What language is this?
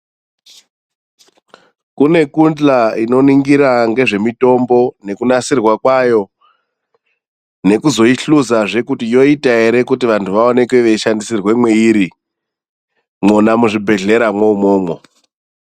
Ndau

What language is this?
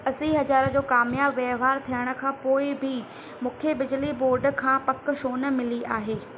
Sindhi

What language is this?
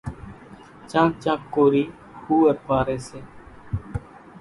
Kachi Koli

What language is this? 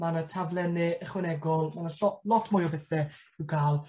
Welsh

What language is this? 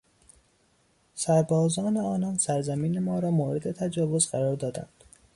Persian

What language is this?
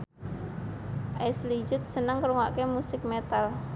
Javanese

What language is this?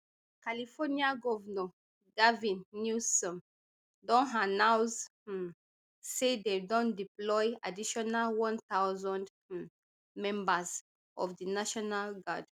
Nigerian Pidgin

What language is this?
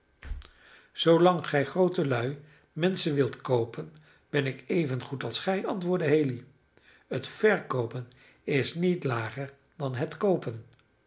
Dutch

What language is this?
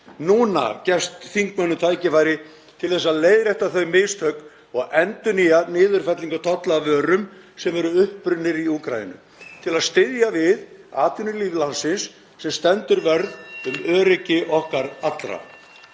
Icelandic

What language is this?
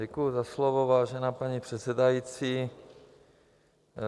Czech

